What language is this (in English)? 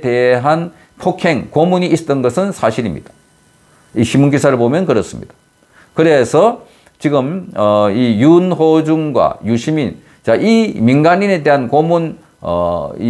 Korean